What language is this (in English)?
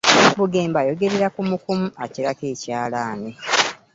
Ganda